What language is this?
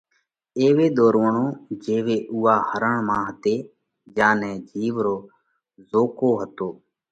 Parkari Koli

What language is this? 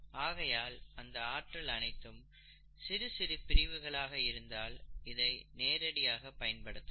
Tamil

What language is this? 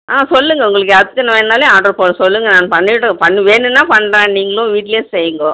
Tamil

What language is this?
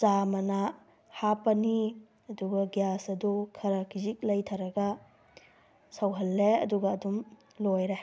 Manipuri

